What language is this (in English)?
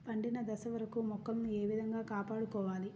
Telugu